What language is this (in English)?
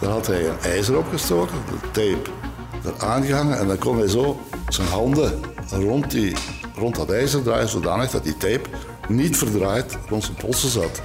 Dutch